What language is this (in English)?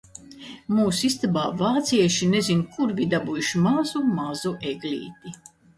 Latvian